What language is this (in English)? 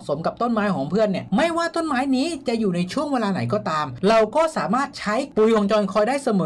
Thai